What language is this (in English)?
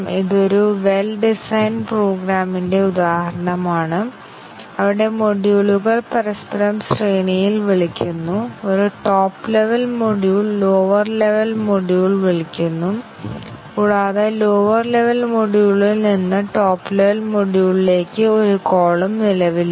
Malayalam